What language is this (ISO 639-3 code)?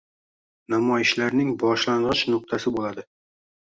uzb